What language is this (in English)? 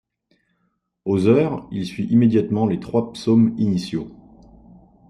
French